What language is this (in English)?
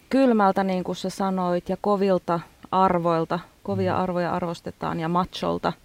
Finnish